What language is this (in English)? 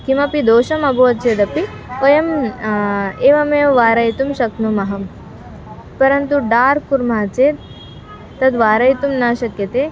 Sanskrit